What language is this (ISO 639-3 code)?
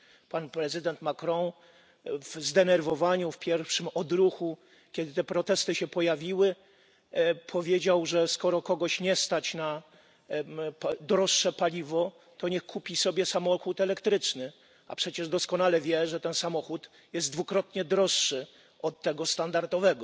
pol